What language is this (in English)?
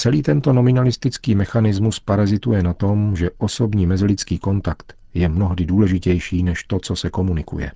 Czech